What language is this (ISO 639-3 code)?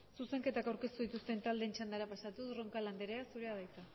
eus